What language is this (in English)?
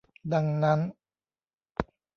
Thai